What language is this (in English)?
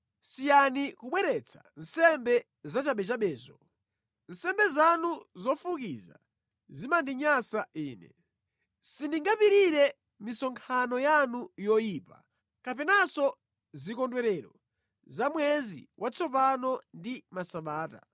Nyanja